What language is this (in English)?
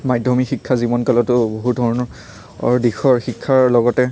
Assamese